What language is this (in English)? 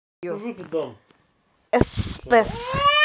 Russian